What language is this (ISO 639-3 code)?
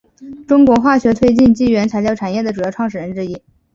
zho